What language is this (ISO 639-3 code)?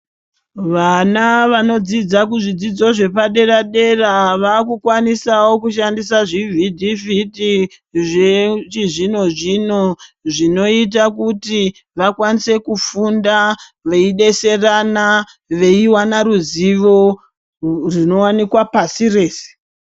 ndc